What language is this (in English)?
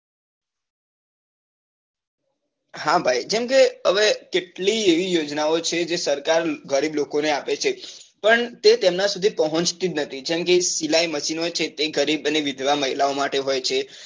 Gujarati